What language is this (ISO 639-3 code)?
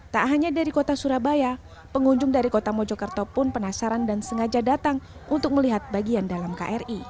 ind